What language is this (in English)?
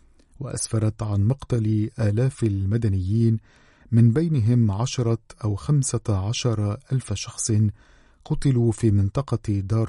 Arabic